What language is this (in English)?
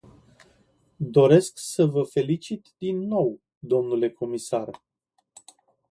Romanian